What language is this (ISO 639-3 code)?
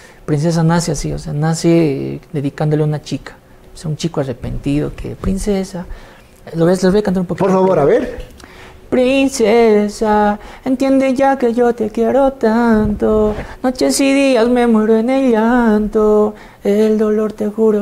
spa